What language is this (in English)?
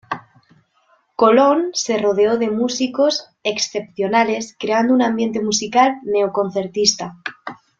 Spanish